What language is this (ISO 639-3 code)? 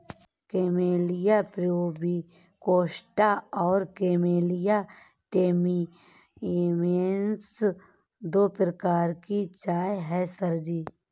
hin